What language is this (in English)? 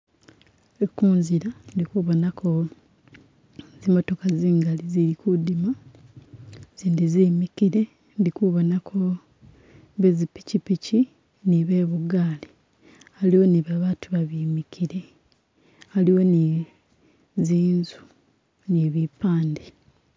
Masaaba